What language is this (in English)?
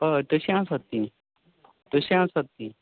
Konkani